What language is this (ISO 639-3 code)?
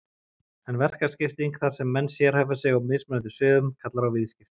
isl